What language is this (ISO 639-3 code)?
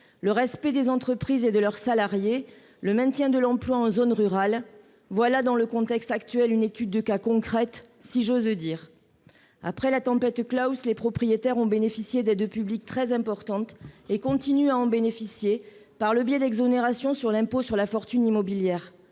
fra